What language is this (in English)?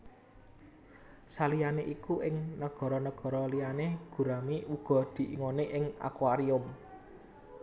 Javanese